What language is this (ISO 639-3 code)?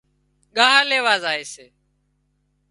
kxp